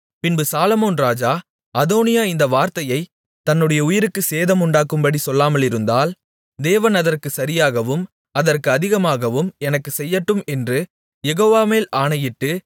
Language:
Tamil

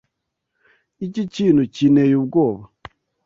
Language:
Kinyarwanda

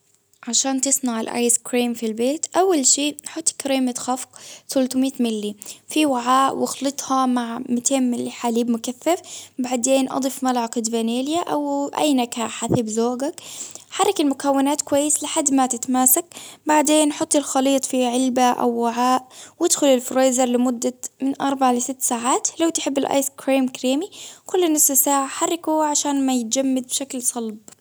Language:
Baharna Arabic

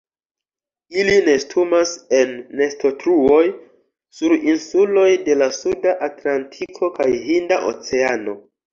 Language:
Esperanto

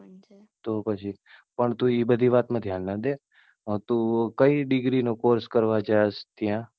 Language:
Gujarati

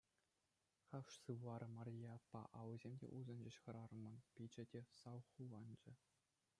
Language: Chuvash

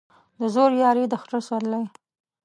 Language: Pashto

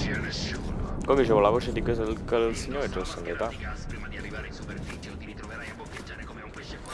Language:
Italian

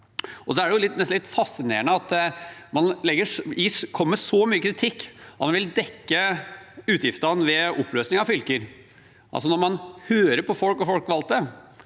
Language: Norwegian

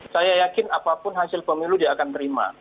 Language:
Indonesian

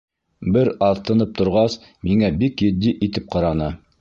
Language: Bashkir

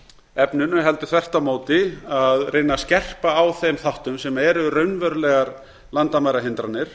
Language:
Icelandic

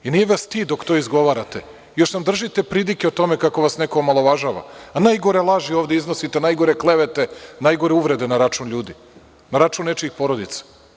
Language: Serbian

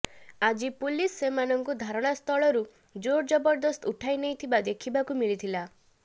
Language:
Odia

